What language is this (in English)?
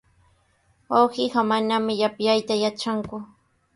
Sihuas Ancash Quechua